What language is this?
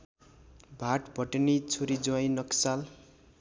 Nepali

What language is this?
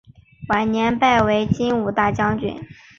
Chinese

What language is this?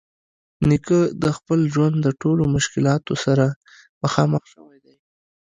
Pashto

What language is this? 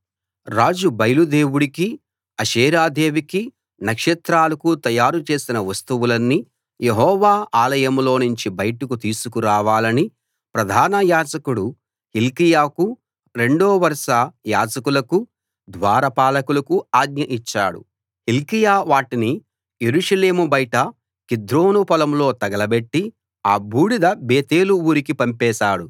Telugu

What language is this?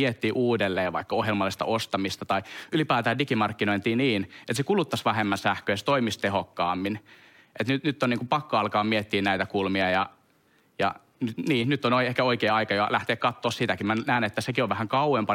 Finnish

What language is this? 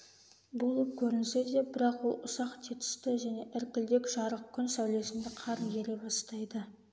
Kazakh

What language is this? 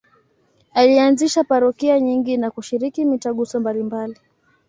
Swahili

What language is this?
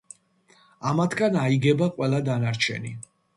Georgian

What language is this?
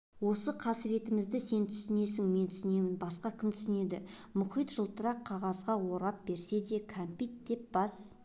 Kazakh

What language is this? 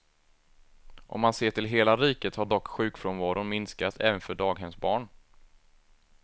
Swedish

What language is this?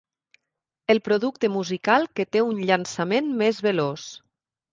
Catalan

